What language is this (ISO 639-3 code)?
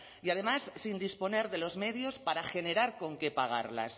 spa